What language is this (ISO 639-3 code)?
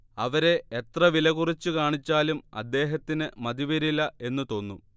mal